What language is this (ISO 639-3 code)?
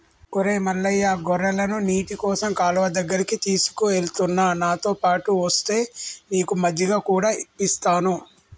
tel